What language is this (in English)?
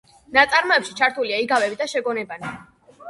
Georgian